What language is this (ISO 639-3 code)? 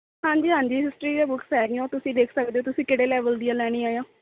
pan